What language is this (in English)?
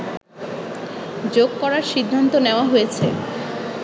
Bangla